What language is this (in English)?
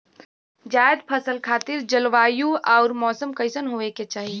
Bhojpuri